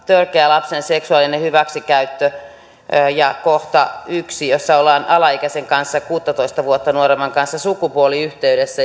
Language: Finnish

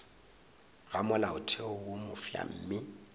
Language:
Northern Sotho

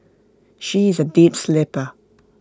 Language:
English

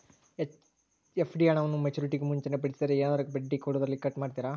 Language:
Kannada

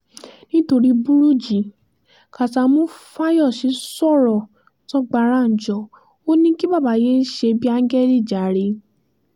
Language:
Yoruba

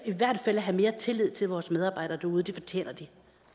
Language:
Danish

